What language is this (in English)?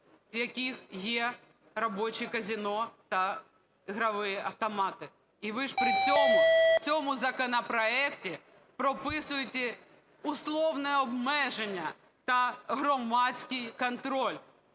Ukrainian